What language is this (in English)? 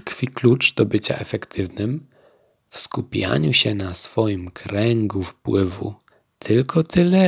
Polish